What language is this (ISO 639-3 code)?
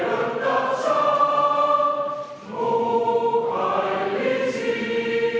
est